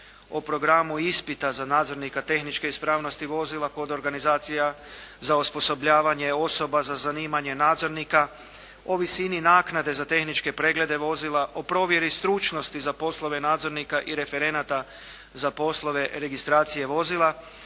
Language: Croatian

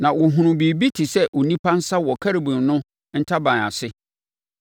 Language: Akan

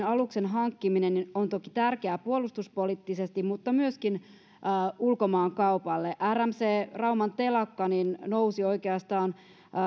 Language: Finnish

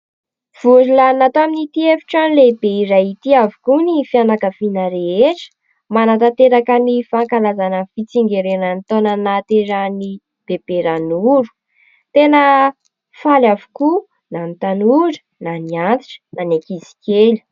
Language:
Malagasy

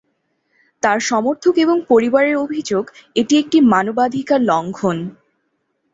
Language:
Bangla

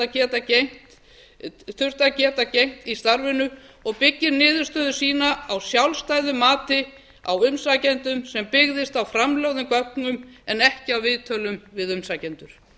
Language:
Icelandic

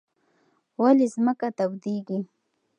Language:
Pashto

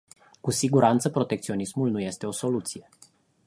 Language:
Romanian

